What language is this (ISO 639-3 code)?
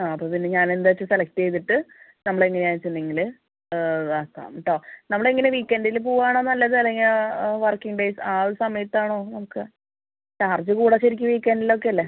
mal